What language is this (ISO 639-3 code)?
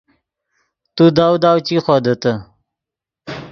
ydg